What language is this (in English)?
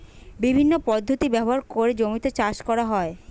Bangla